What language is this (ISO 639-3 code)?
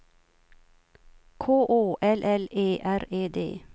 swe